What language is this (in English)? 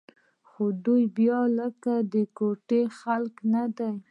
Pashto